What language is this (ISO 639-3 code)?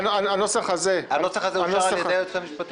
heb